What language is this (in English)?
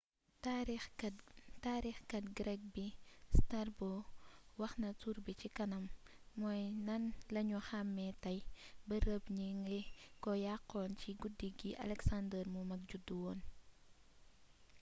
Wolof